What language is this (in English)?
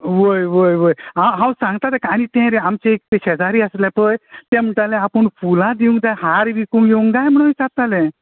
Konkani